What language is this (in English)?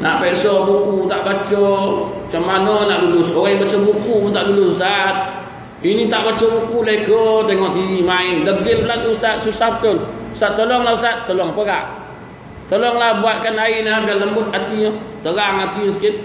Malay